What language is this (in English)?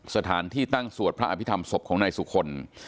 Thai